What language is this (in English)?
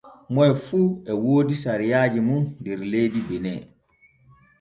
Borgu Fulfulde